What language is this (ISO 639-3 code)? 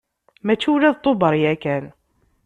kab